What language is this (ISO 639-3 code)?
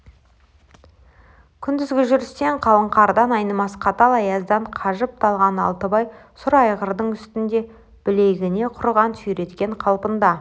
kaz